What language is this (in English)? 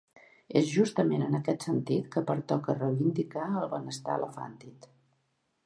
Catalan